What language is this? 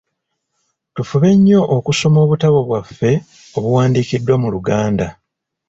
Ganda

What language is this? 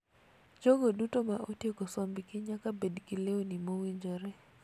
Luo (Kenya and Tanzania)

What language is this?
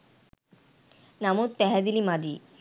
Sinhala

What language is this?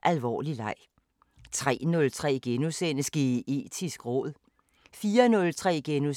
Danish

